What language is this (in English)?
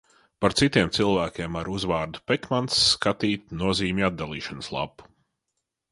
Latvian